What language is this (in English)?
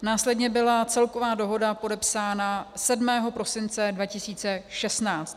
Czech